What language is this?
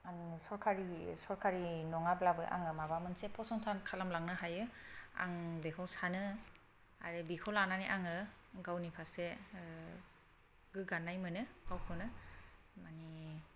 Bodo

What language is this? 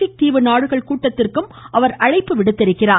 Tamil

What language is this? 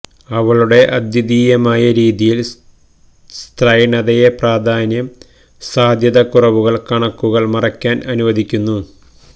Malayalam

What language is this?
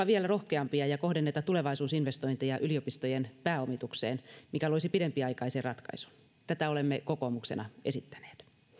Finnish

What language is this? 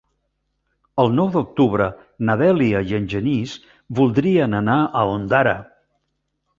Catalan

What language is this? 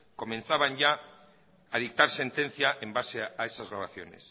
Spanish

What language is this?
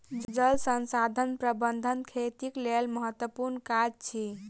Maithili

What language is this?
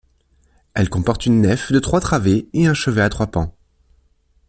French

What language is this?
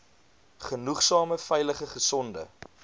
Afrikaans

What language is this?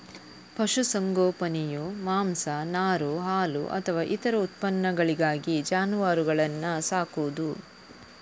Kannada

